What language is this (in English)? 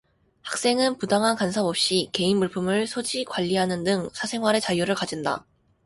Korean